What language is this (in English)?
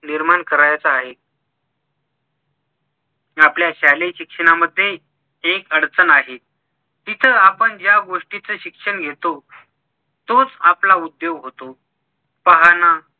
Marathi